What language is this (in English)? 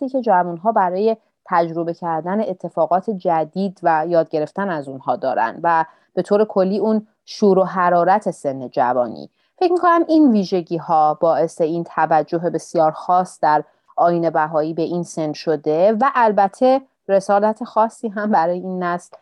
Persian